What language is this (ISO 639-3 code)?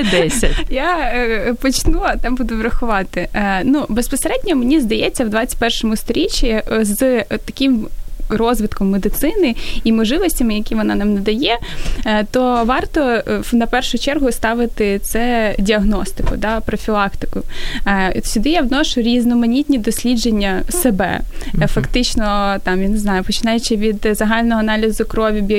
ukr